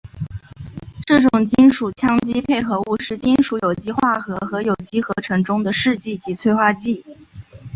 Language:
Chinese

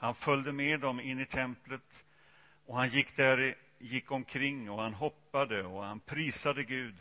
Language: Swedish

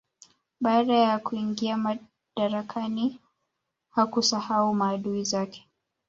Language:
Swahili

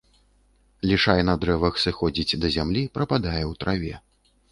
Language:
Belarusian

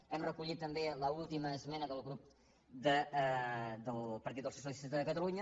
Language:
Catalan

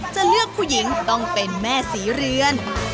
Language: Thai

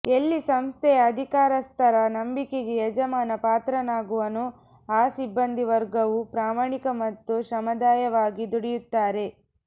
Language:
Kannada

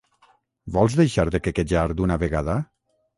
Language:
Catalan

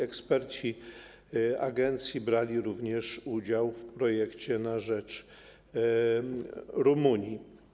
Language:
Polish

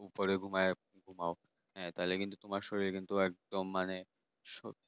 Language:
Bangla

